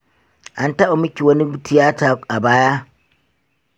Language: Hausa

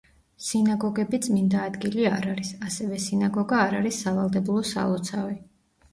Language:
Georgian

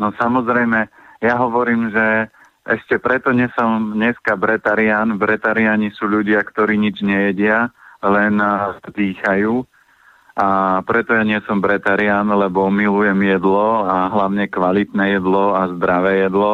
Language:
Slovak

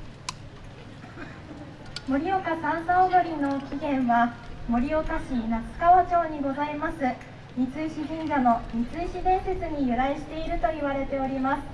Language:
Japanese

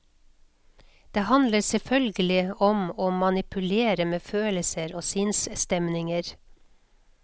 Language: Norwegian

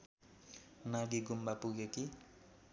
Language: Nepali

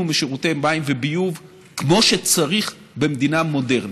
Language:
Hebrew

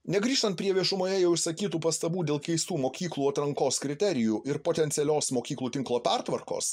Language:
Lithuanian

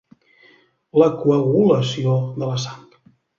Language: Catalan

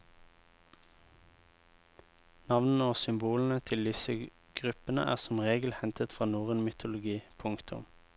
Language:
Norwegian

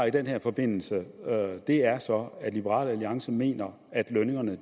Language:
Danish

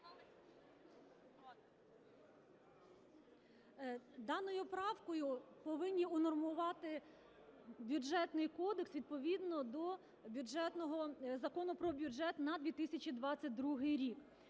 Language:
Ukrainian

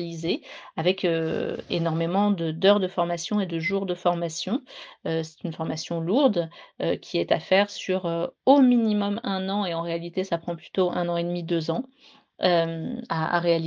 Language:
French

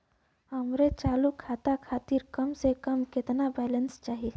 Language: Bhojpuri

